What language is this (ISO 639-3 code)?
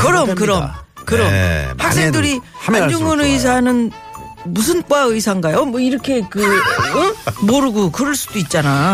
kor